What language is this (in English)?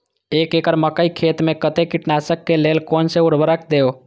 Maithili